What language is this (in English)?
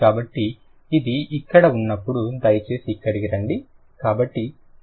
Telugu